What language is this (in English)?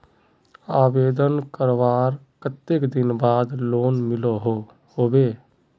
Magahi